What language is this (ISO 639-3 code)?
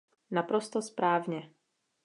ces